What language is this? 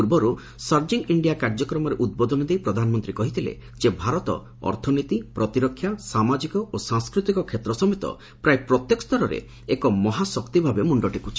Odia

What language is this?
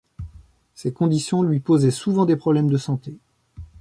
French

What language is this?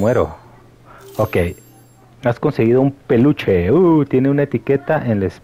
Spanish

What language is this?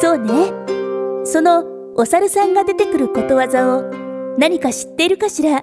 Japanese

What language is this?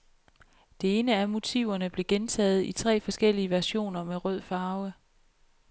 Danish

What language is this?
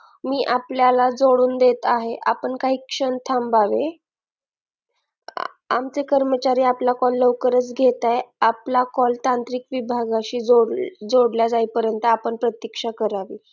Marathi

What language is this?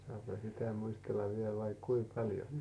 Finnish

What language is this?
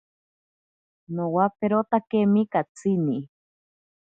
Ashéninka Perené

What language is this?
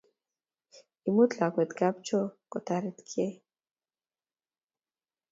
Kalenjin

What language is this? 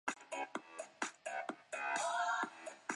Chinese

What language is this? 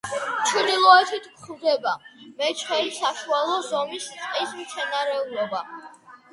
Georgian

